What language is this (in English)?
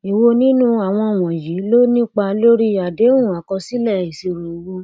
Yoruba